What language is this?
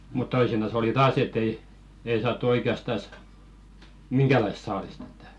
Finnish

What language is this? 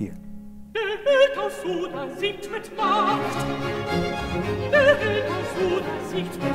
Dutch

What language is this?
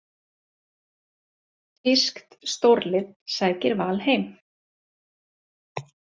Icelandic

